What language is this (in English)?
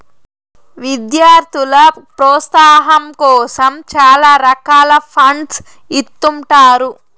Telugu